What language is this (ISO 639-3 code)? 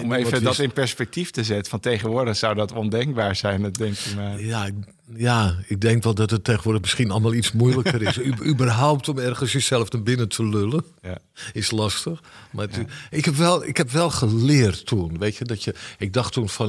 nld